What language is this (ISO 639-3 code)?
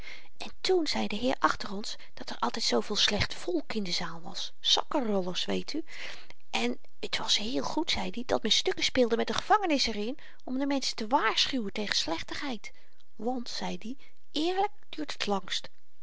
nld